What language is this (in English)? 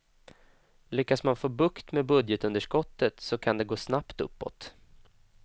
Swedish